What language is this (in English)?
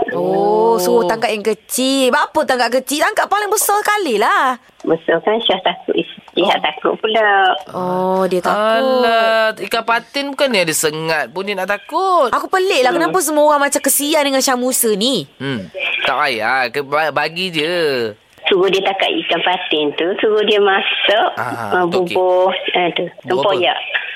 Malay